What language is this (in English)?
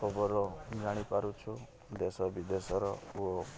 Odia